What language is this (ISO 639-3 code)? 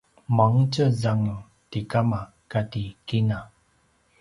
pwn